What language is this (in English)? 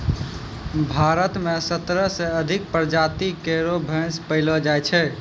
Maithili